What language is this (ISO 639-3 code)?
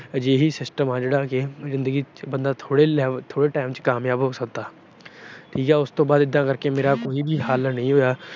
pan